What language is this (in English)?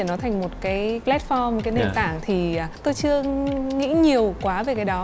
Vietnamese